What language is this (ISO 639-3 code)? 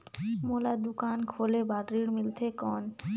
hne